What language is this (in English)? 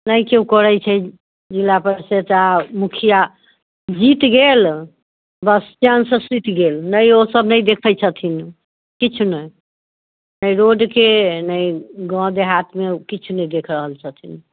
Maithili